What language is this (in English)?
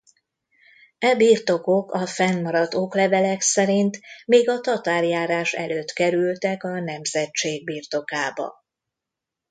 Hungarian